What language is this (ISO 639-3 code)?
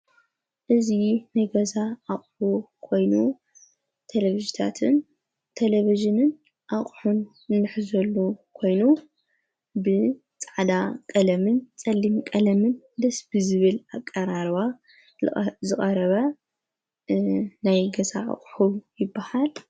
tir